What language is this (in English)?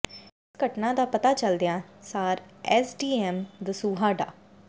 Punjabi